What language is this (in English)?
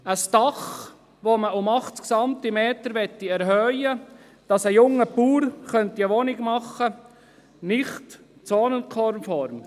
Swiss German